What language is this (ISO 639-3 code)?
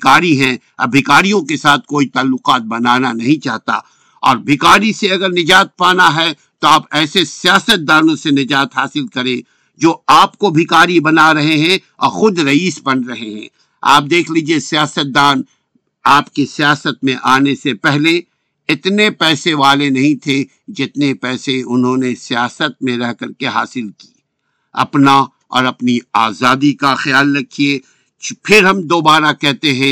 urd